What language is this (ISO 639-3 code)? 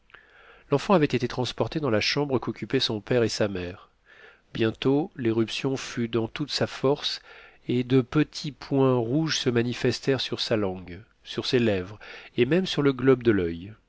fra